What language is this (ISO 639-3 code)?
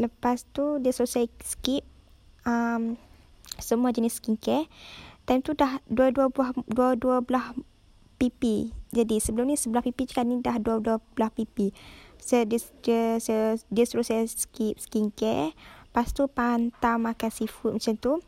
msa